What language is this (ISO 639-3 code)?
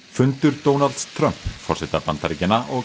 isl